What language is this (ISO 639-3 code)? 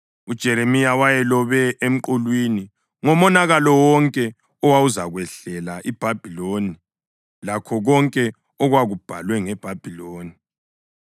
nde